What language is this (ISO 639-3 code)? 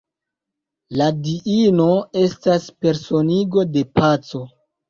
epo